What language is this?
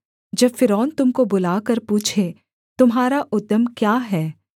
Hindi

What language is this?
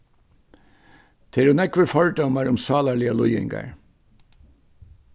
Faroese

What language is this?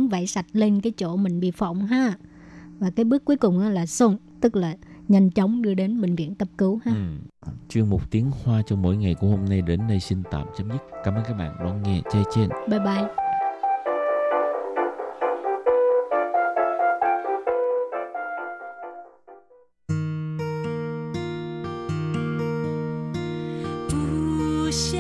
Vietnamese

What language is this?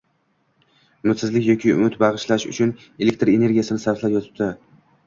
Uzbek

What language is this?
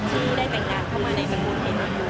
Thai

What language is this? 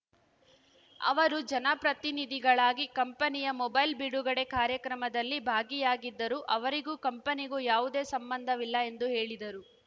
Kannada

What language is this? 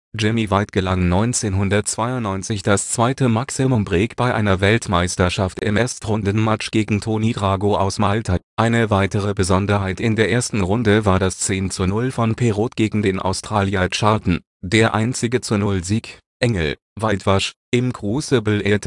German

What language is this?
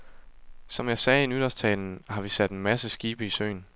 Danish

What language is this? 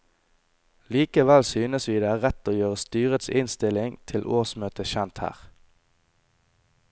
Norwegian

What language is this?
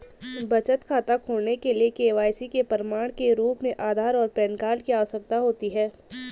Hindi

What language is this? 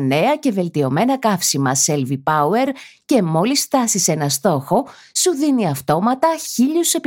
Greek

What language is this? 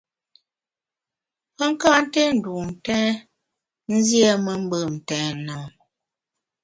Bamun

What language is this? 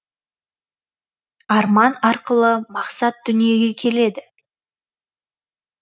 Kazakh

